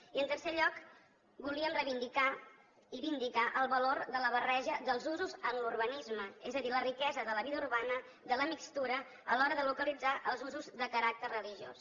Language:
Catalan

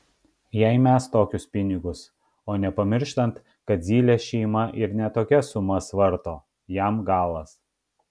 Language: Lithuanian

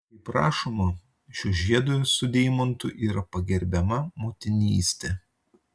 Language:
Lithuanian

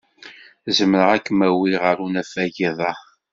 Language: Kabyle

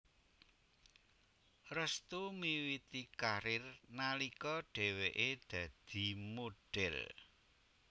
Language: Javanese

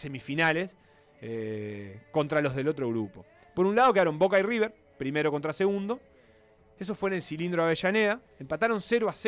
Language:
Spanish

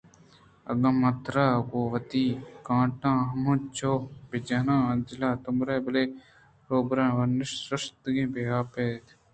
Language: Eastern Balochi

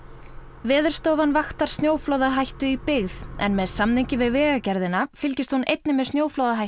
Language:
Icelandic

